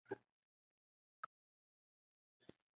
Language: Chinese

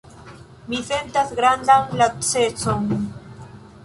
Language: Esperanto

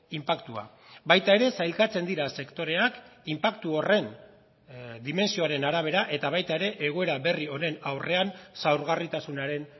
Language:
Basque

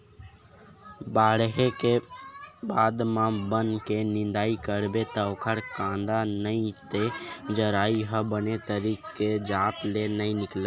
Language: Chhattisgarhi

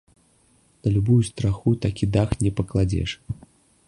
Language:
Belarusian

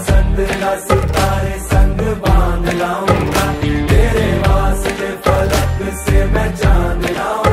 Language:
Arabic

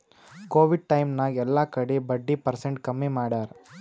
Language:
Kannada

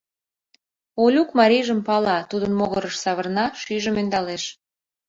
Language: Mari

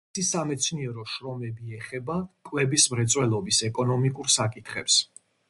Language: Georgian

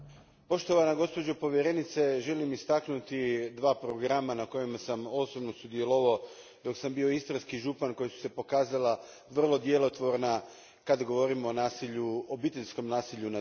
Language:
Croatian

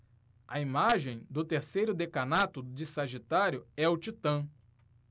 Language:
Portuguese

